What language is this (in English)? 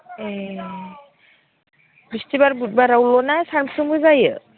Bodo